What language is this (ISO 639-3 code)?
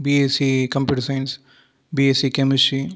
tam